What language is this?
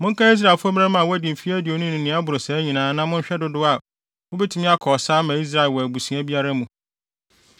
Akan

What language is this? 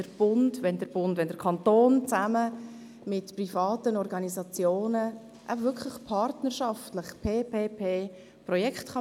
Swiss German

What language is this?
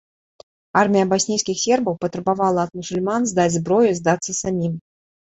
Belarusian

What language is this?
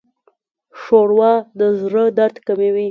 Pashto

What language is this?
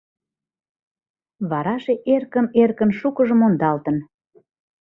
Mari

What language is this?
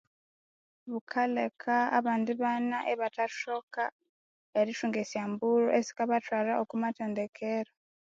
Konzo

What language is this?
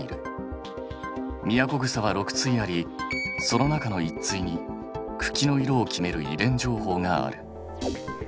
Japanese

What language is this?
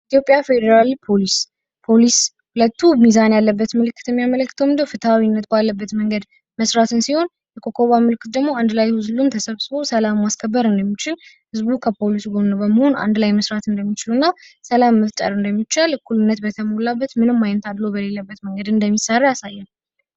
Amharic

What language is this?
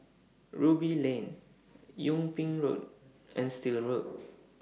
English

